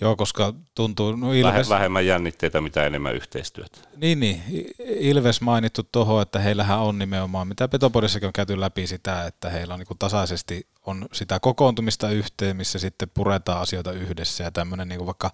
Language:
Finnish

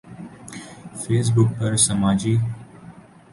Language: Urdu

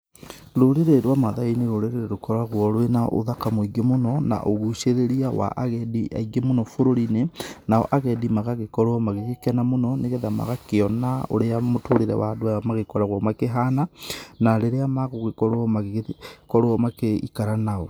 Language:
Kikuyu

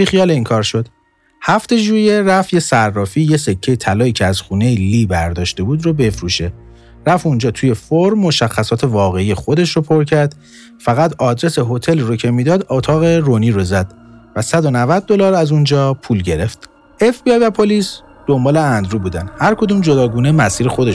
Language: Persian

